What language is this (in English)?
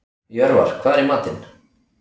Icelandic